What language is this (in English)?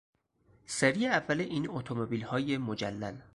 Persian